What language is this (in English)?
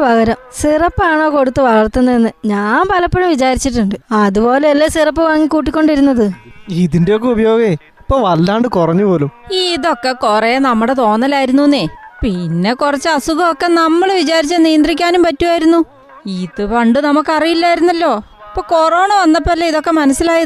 Malayalam